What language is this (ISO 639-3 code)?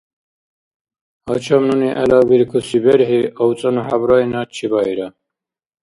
dar